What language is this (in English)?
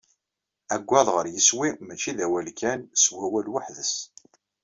Kabyle